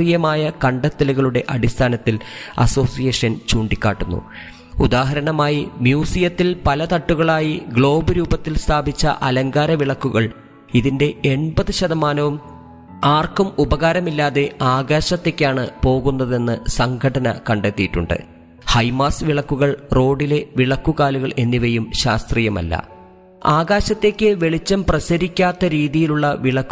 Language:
Malayalam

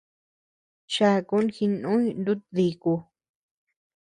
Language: Tepeuxila Cuicatec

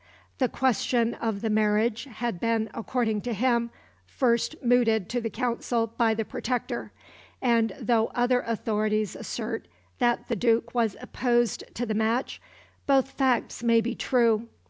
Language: English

